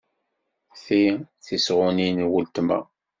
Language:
Kabyle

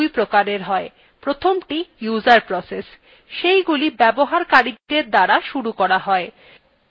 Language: Bangla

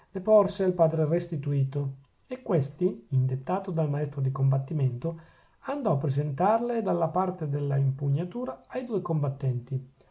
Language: Italian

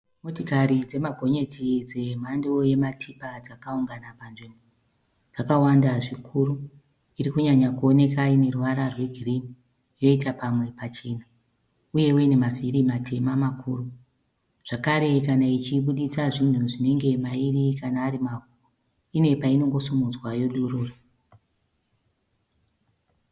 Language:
Shona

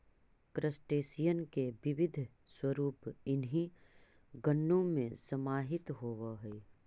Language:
Magahi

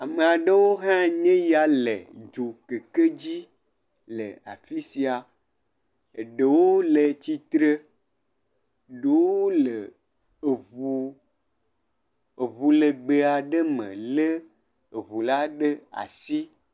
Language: Ewe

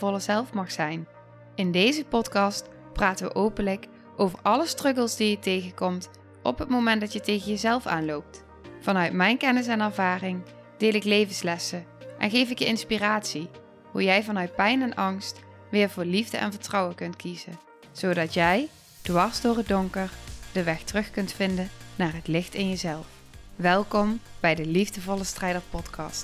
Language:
Dutch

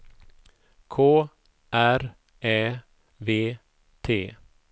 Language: Swedish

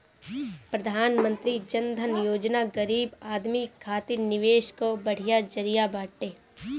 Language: Bhojpuri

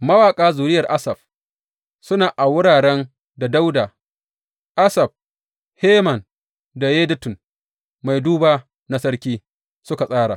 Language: Hausa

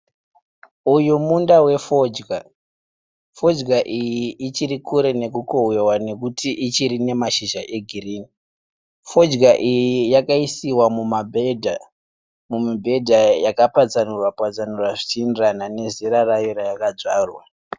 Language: Shona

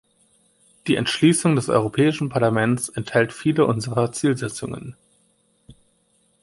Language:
German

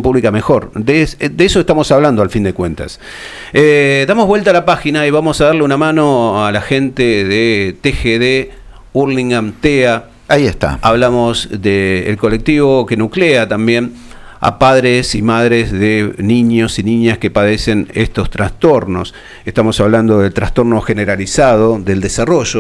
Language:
Spanish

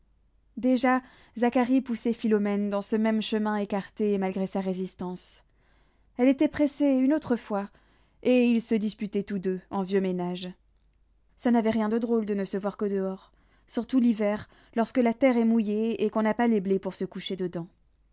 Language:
French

